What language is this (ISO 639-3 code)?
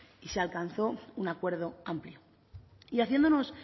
spa